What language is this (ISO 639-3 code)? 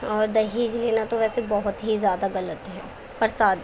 urd